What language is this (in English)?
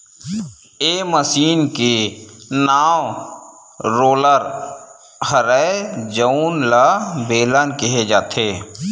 Chhattisgarhi